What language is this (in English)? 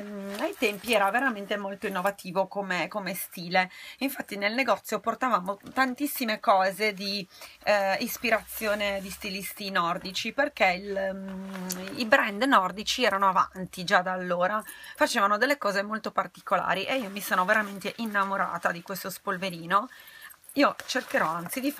Italian